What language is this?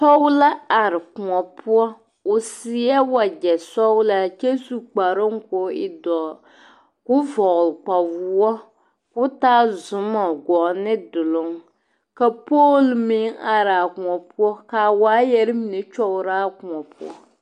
Southern Dagaare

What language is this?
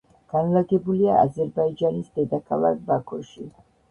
Georgian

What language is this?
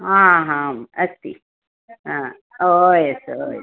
Sanskrit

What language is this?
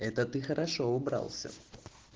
Russian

